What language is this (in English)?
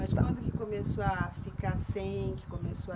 Portuguese